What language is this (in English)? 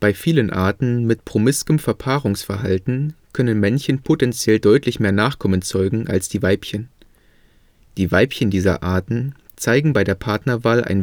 German